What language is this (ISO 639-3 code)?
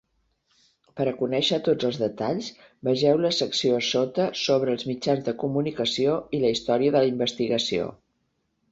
cat